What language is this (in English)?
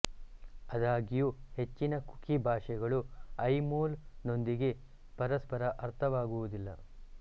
Kannada